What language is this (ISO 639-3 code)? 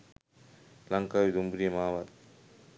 sin